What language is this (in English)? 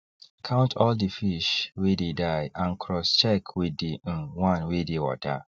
Nigerian Pidgin